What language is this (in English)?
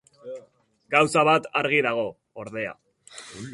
Basque